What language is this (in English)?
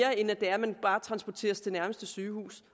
Danish